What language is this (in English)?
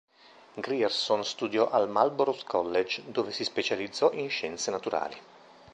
Italian